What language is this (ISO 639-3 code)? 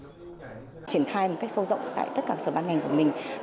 vie